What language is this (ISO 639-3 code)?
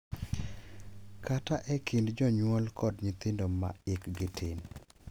luo